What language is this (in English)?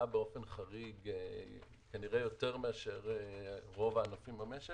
Hebrew